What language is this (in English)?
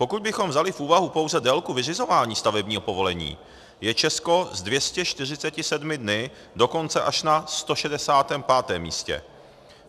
Czech